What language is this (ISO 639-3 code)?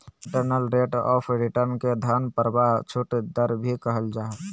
mag